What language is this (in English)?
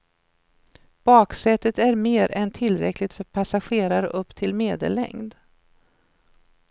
Swedish